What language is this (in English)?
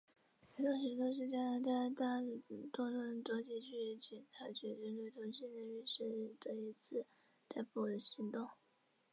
Chinese